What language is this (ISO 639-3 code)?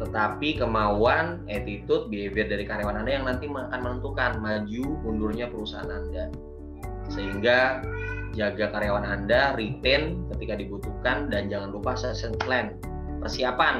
ind